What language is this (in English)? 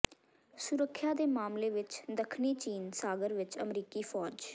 Punjabi